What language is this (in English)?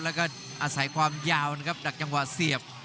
Thai